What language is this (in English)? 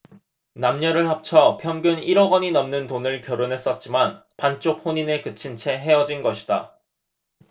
Korean